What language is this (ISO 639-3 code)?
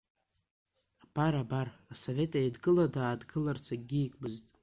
abk